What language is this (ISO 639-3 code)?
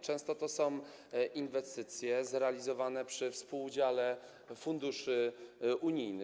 pol